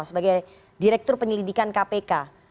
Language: Indonesian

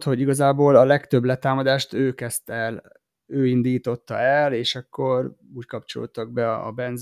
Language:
Hungarian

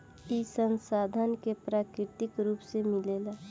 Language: Bhojpuri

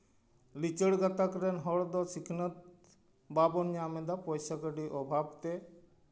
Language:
Santali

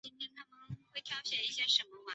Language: Chinese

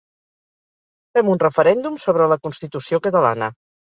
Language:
Catalan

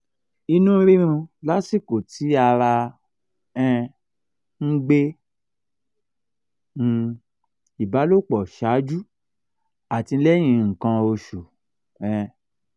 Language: Yoruba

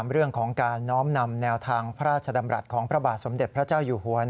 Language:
Thai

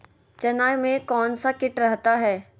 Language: Magahi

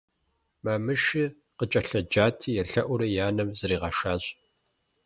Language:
Kabardian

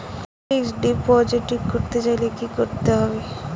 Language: Bangla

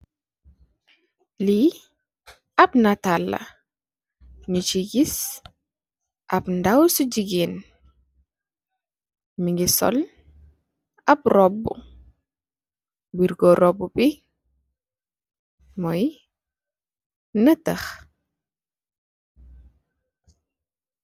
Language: Wolof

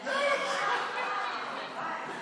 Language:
Hebrew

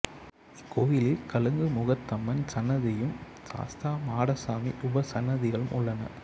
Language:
Tamil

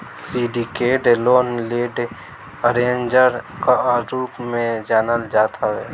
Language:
Bhojpuri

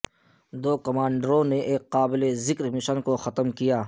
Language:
Urdu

